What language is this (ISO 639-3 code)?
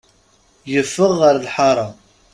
kab